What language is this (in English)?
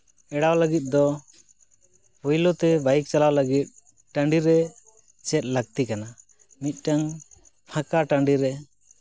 Santali